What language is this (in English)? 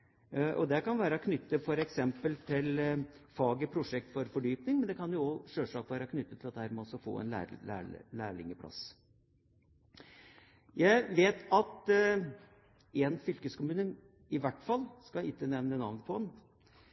Norwegian Bokmål